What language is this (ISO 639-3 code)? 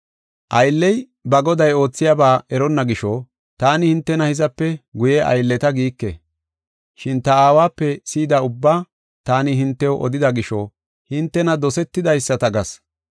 gof